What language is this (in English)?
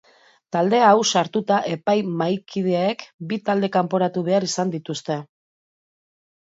Basque